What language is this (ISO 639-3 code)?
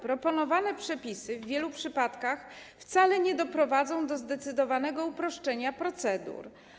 pol